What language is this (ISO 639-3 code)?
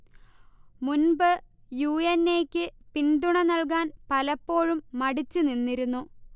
mal